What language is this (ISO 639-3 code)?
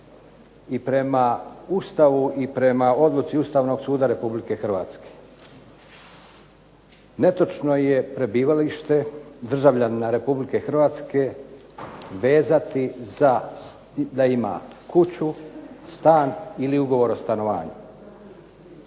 hrv